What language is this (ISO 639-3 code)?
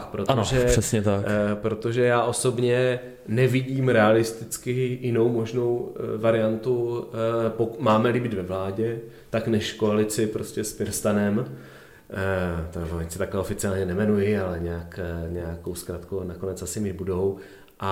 ces